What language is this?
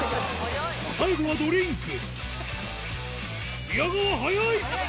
Japanese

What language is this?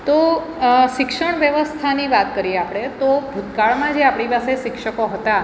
Gujarati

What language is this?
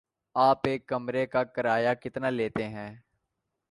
Urdu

